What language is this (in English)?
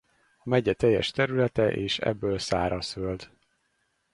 Hungarian